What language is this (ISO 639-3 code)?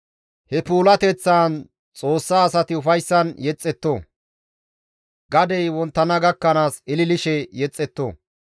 gmv